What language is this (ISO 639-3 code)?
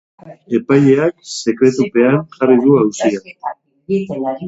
eus